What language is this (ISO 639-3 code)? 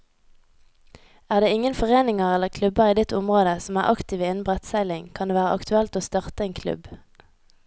nor